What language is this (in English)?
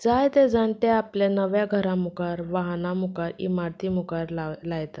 Konkani